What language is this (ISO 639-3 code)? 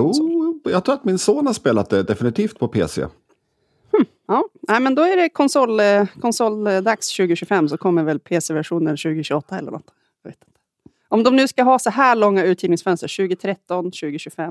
swe